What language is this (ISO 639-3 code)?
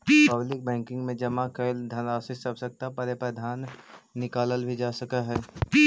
mag